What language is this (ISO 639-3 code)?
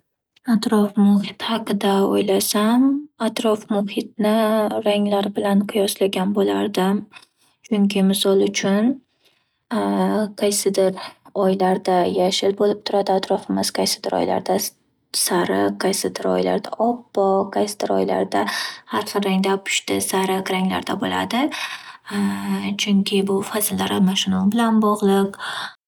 uzb